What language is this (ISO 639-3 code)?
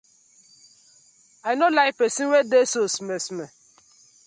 pcm